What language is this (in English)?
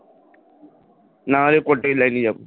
Bangla